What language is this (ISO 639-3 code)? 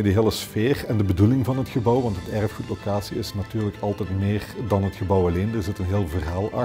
nld